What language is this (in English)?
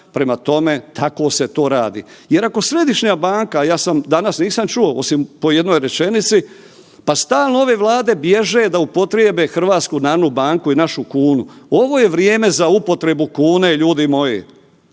Croatian